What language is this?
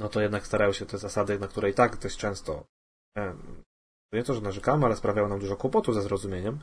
Polish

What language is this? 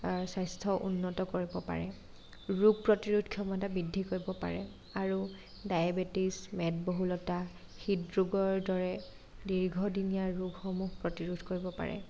Assamese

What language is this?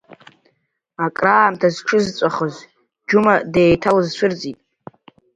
Abkhazian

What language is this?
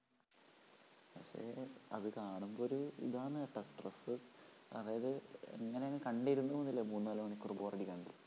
Malayalam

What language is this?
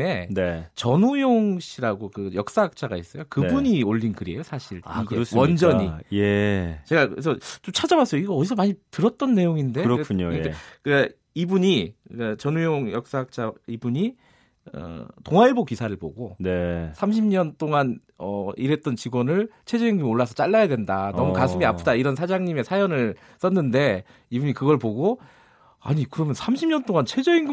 Korean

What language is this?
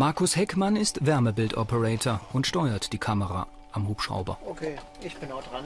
German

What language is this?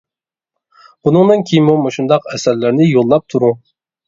Uyghur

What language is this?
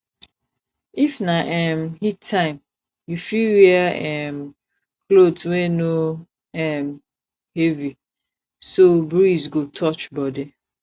Nigerian Pidgin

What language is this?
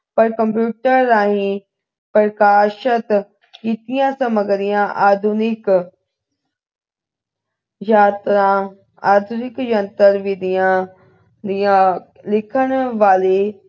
Punjabi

